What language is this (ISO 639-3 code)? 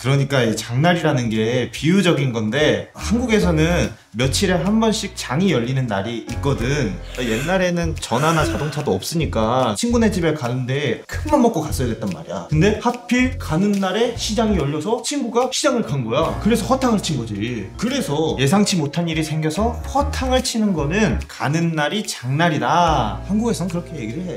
kor